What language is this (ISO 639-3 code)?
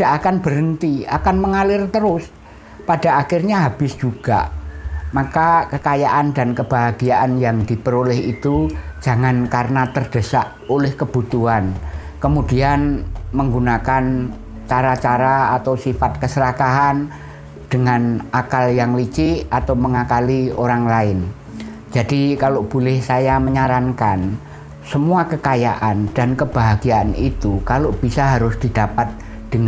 ind